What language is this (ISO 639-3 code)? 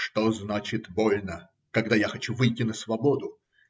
rus